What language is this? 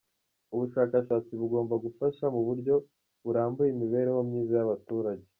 Kinyarwanda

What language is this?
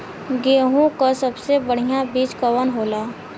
Bhojpuri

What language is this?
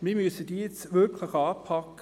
Swiss German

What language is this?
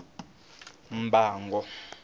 Tsonga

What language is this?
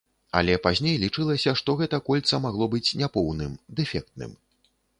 Belarusian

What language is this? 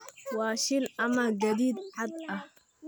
Somali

